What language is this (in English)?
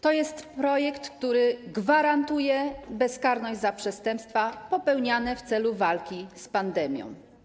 Polish